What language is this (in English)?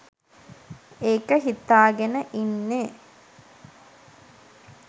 Sinhala